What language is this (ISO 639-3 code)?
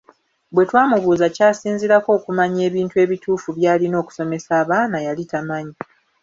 lug